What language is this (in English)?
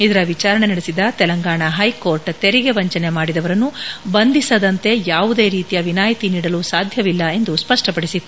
Kannada